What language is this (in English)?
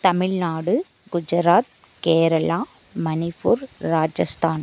Tamil